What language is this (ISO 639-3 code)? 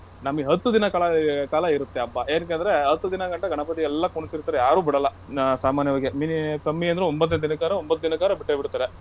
kan